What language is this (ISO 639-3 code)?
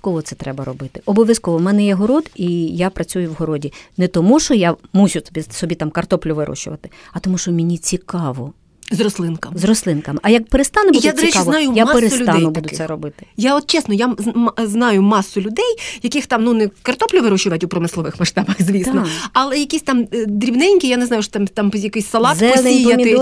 ukr